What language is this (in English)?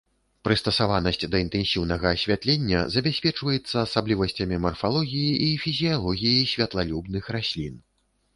Belarusian